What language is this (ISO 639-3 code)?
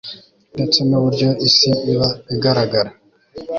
kin